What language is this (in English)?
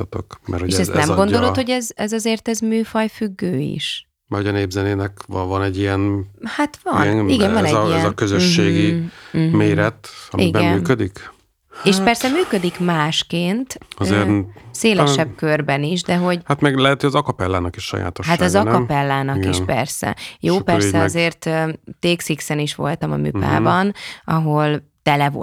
Hungarian